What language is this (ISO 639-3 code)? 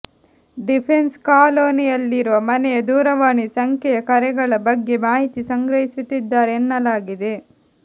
kan